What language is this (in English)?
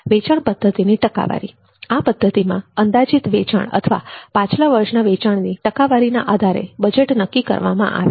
Gujarati